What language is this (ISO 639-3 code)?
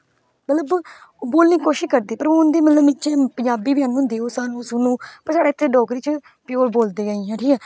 doi